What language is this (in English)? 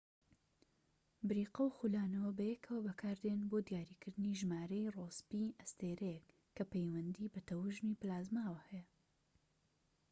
Central Kurdish